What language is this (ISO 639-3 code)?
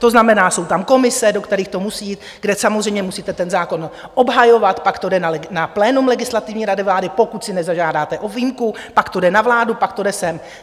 ces